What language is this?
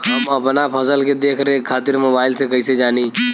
Bhojpuri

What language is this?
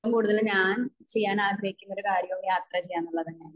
Malayalam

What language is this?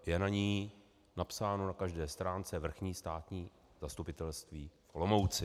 Czech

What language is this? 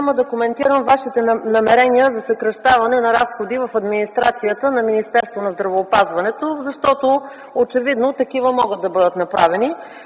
Bulgarian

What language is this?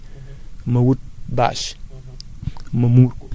Wolof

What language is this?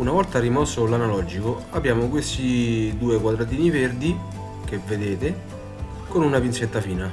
Italian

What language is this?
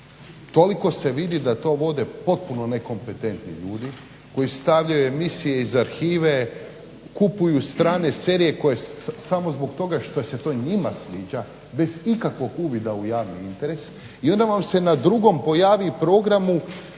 Croatian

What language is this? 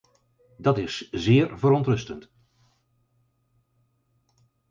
Dutch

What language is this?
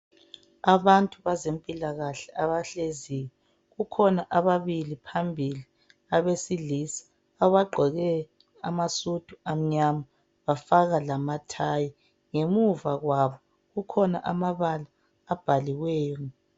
North Ndebele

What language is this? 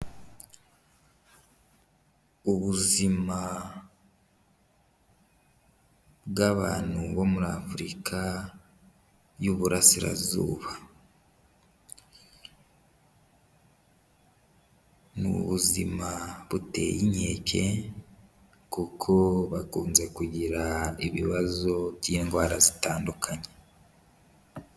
Kinyarwanda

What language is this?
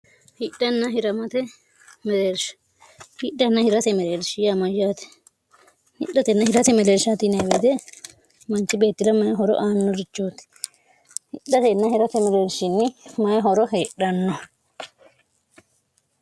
Sidamo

